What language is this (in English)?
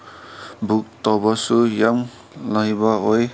Manipuri